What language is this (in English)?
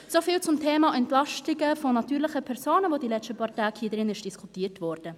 Swiss German